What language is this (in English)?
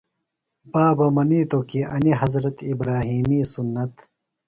Phalura